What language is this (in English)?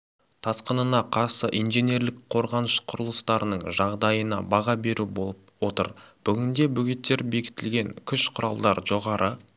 Kazakh